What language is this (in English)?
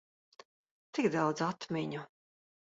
Latvian